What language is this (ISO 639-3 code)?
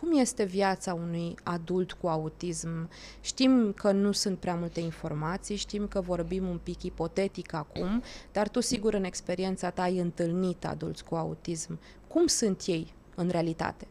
ron